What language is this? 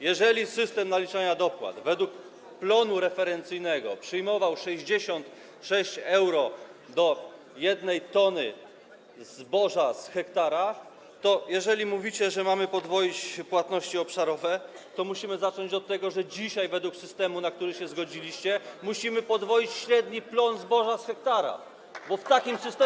Polish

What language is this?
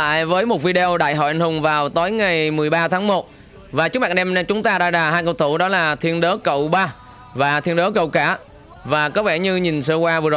Vietnamese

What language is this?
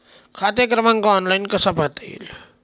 Marathi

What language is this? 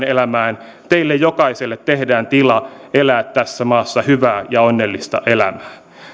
Finnish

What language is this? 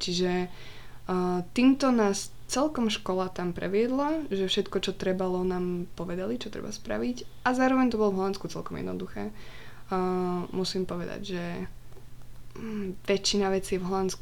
Slovak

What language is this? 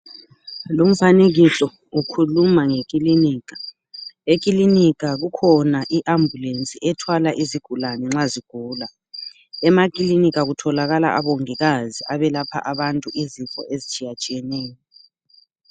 North Ndebele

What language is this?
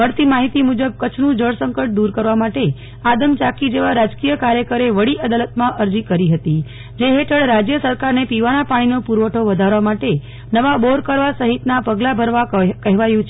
Gujarati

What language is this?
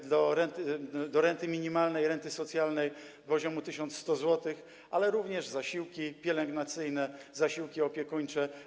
Polish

